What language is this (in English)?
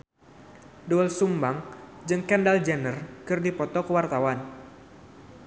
Sundanese